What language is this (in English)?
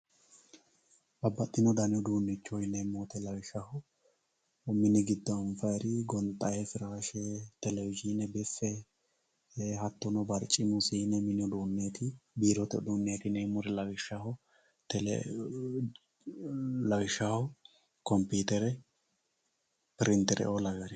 Sidamo